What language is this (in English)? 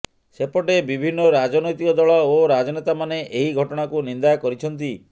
Odia